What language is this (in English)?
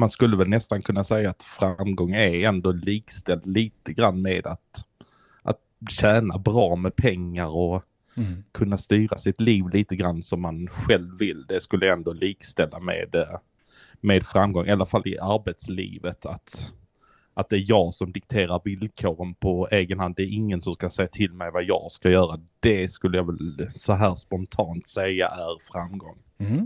Swedish